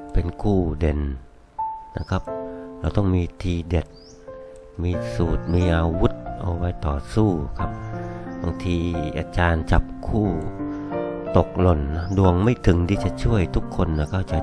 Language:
Thai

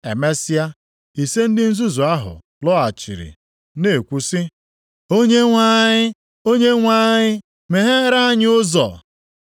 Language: Igbo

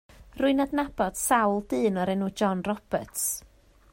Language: Welsh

